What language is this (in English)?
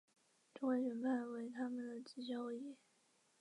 Chinese